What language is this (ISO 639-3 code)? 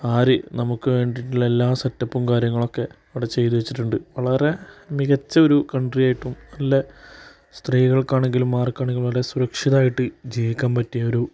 mal